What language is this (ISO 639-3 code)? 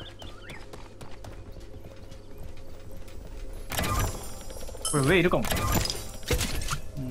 jpn